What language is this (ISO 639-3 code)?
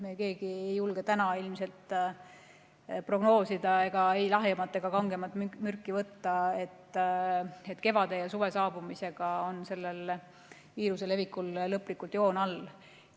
est